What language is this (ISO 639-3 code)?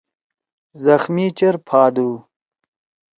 trw